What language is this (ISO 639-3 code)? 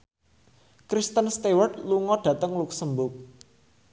jav